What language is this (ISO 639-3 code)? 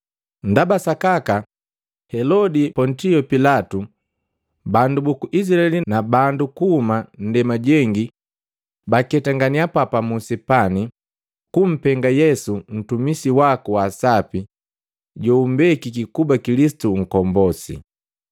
mgv